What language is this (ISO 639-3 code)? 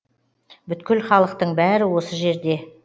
kaz